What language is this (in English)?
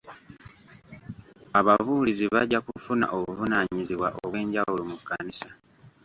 Ganda